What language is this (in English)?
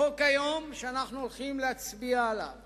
Hebrew